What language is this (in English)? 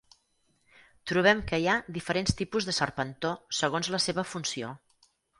Catalan